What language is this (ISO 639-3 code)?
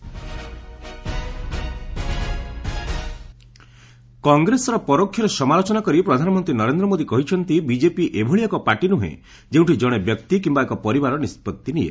ori